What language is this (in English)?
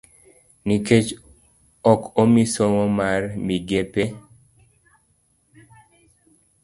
Luo (Kenya and Tanzania)